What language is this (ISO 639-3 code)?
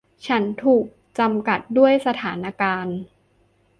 tha